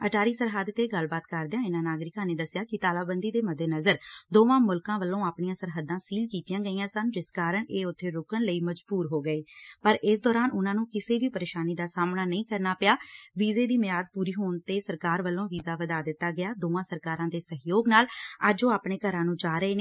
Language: Punjabi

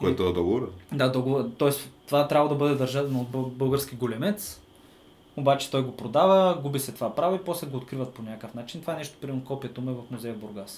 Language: Bulgarian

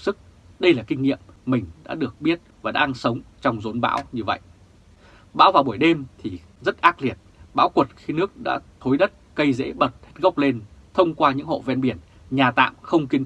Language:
Vietnamese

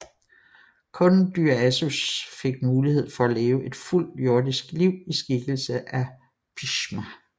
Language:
Danish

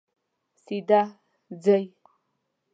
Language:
Pashto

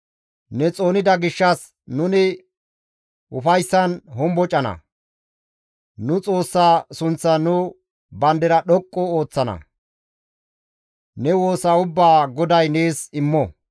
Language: Gamo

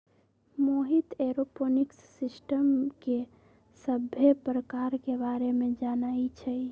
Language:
Magahi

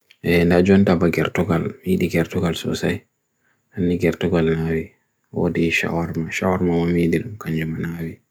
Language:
Bagirmi Fulfulde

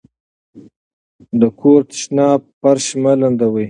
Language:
Pashto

